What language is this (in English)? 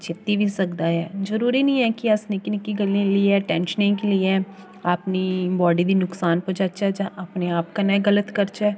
Dogri